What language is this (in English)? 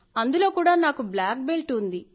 Telugu